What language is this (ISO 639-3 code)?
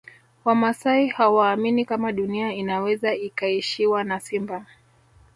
swa